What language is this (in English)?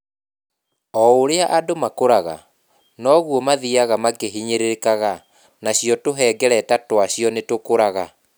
Kikuyu